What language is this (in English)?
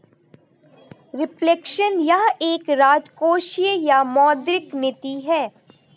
Hindi